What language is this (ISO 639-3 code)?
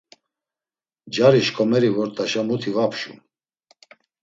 lzz